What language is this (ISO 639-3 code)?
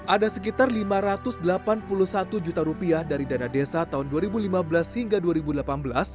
ind